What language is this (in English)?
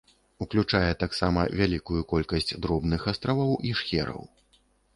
Belarusian